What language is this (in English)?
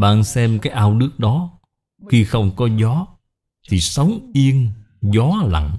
Vietnamese